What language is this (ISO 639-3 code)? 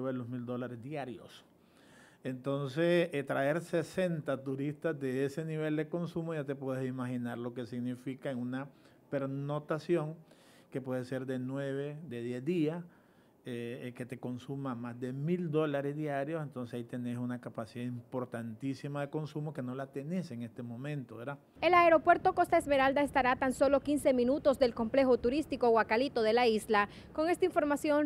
spa